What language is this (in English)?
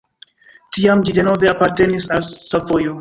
Esperanto